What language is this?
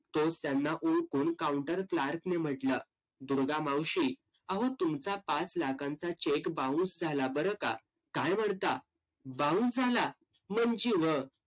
Marathi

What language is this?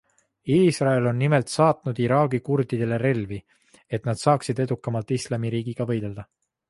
Estonian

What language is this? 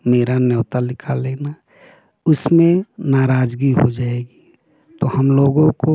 Hindi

